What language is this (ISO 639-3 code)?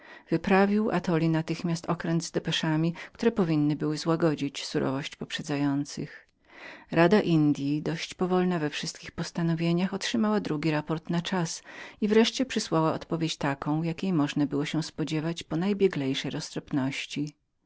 pol